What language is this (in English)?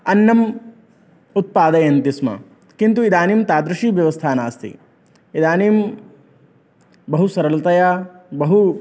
Sanskrit